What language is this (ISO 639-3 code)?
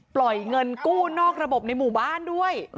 tha